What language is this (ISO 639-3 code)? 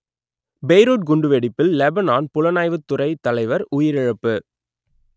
tam